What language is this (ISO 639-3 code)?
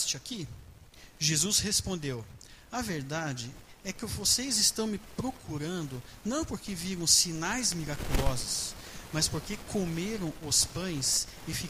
por